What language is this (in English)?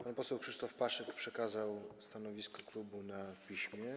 Polish